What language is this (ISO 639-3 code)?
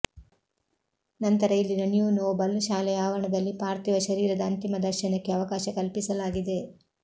kan